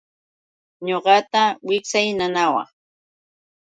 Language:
Yauyos Quechua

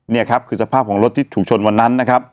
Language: Thai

